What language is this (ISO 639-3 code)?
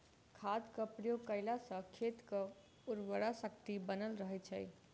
mai